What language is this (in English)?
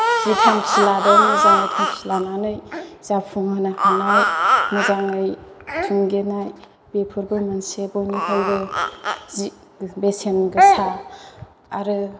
Bodo